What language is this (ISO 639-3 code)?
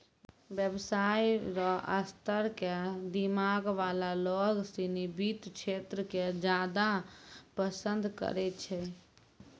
mai